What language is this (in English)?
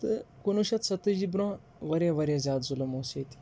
Kashmiri